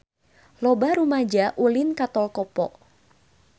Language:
Sundanese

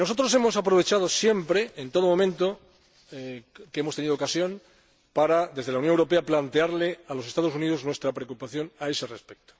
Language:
Spanish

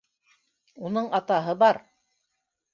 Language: Bashkir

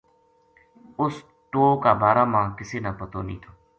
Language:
Gujari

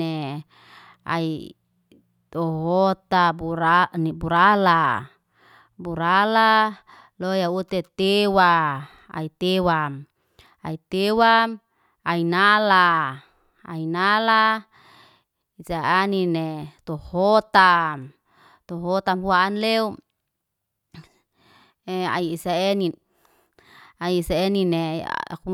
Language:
Liana-Seti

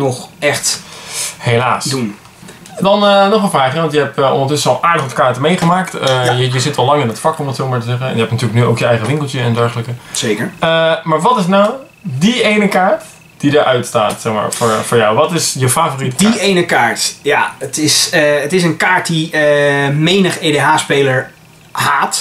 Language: Dutch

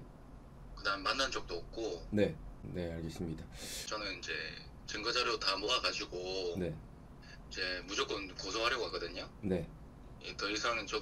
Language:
Korean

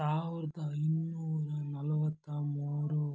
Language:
Kannada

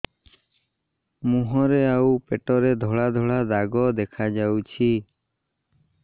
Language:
Odia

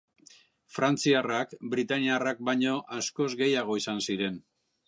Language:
Basque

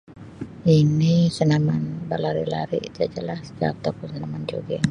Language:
Sabah Malay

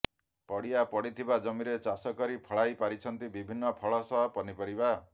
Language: Odia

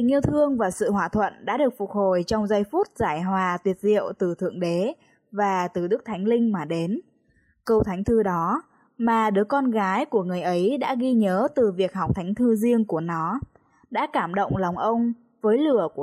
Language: Vietnamese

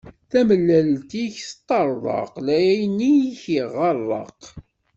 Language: Kabyle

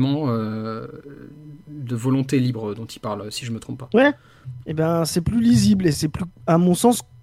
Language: French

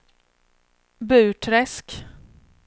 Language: Swedish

